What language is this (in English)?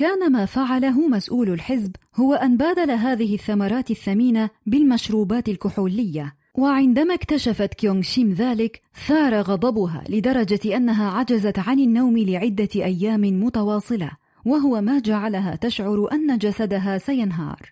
Arabic